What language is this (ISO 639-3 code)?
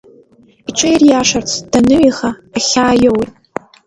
abk